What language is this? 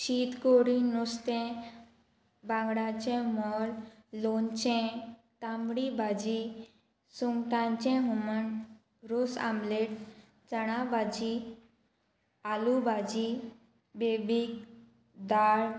Konkani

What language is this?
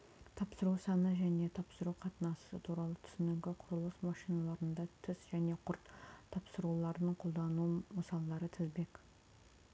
Kazakh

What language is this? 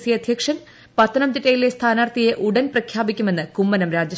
Malayalam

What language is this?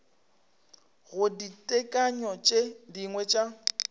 Northern Sotho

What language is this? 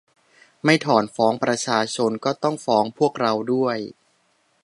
Thai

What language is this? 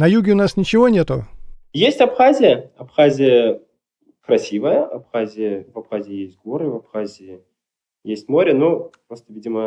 Russian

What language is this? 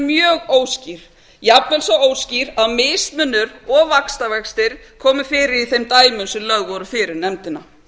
Icelandic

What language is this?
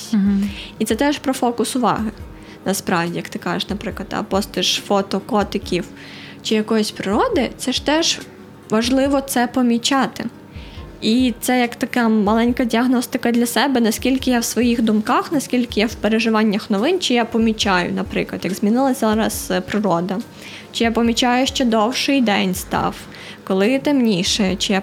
Ukrainian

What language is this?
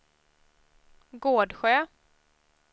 Swedish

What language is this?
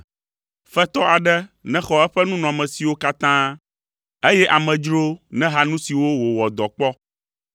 Ewe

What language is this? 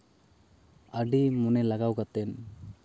Santali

